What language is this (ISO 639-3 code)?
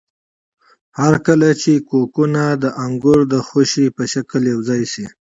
pus